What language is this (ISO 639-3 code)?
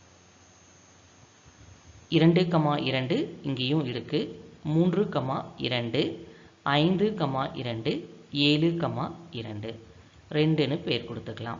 tam